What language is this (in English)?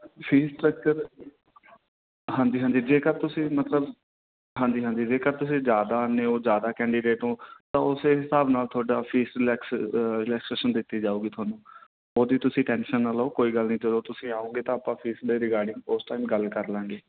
Punjabi